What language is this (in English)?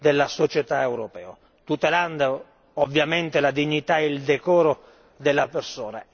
Italian